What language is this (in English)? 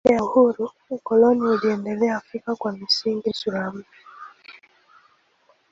Swahili